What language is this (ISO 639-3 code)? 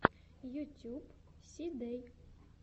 rus